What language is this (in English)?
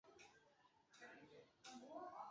Chinese